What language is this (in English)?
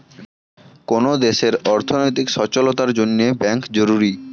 Bangla